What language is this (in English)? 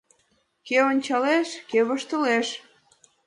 Mari